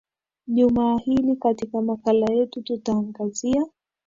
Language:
Swahili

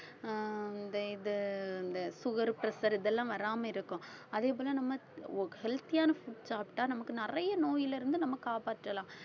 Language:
Tamil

